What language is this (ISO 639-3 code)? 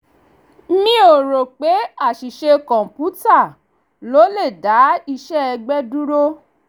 yor